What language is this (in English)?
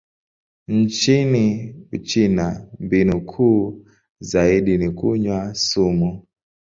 Swahili